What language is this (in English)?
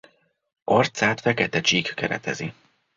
Hungarian